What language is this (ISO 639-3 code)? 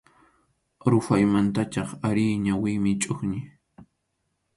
qxu